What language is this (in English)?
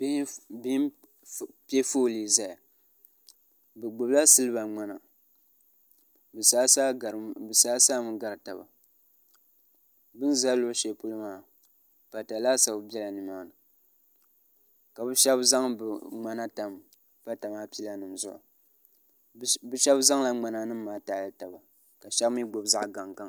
Dagbani